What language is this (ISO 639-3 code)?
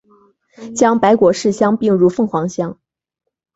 zho